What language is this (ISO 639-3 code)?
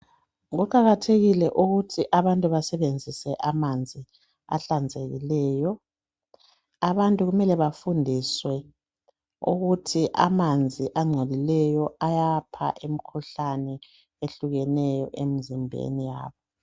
nde